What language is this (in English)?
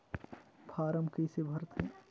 Chhattisgarhi